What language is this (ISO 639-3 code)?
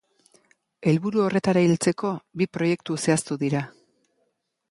eus